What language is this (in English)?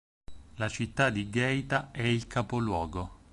Italian